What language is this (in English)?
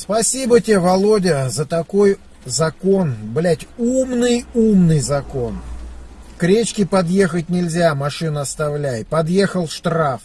Russian